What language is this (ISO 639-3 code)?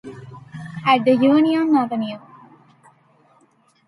eng